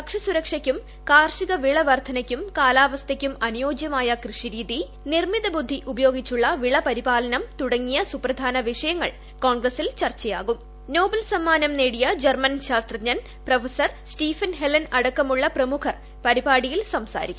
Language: Malayalam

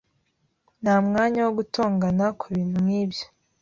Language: Kinyarwanda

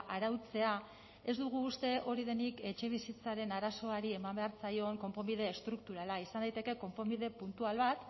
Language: Basque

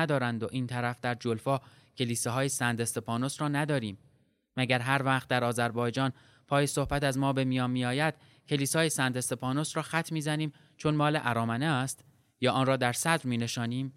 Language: Persian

